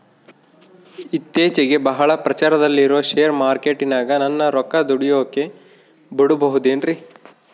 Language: Kannada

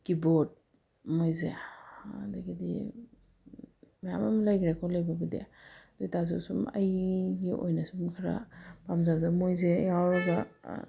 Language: Manipuri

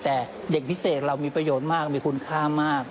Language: Thai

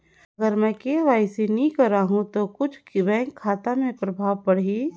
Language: Chhattisgarhi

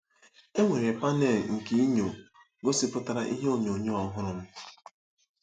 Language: Igbo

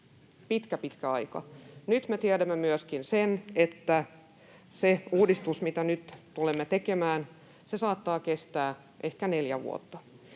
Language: Finnish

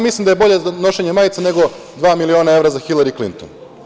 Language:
Serbian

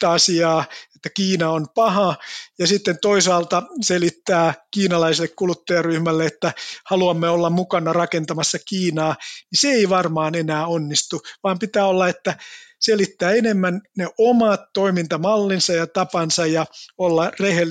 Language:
Finnish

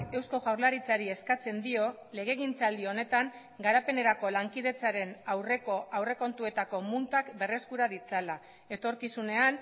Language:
Basque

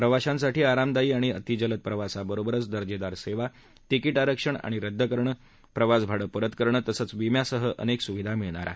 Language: Marathi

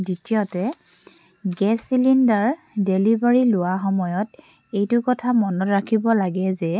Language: Assamese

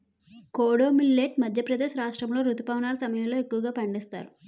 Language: Telugu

